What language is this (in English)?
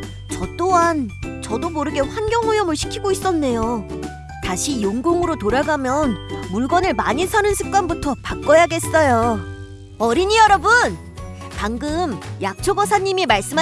Korean